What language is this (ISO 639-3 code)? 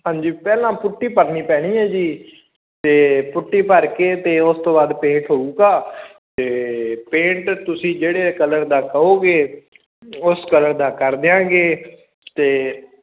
pan